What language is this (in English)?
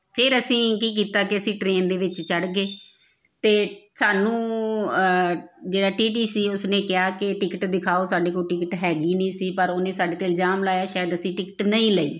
Punjabi